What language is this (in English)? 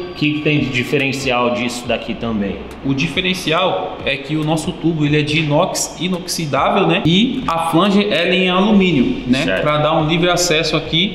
Portuguese